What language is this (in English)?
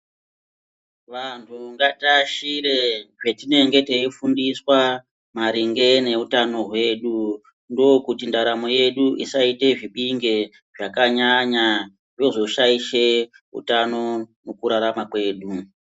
Ndau